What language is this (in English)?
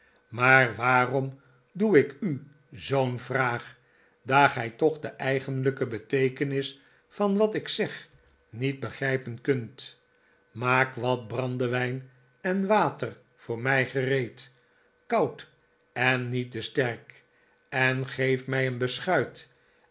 Dutch